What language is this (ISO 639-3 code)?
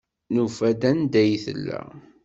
kab